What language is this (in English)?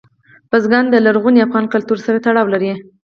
Pashto